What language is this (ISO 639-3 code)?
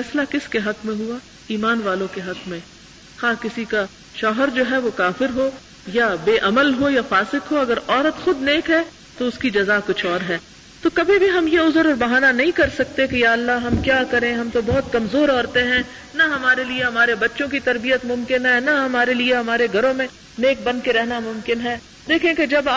urd